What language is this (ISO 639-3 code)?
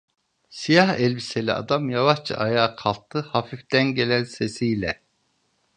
tur